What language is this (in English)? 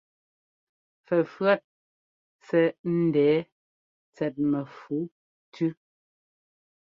Ngomba